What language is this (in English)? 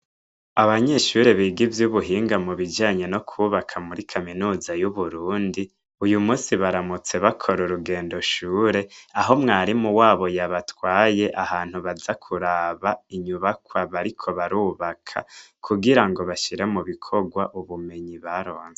Rundi